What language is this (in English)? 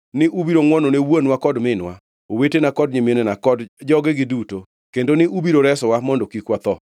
Luo (Kenya and Tanzania)